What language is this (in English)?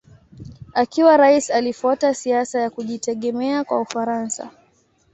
Swahili